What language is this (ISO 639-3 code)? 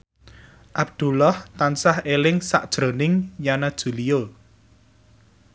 jav